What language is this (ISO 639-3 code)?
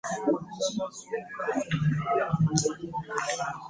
lug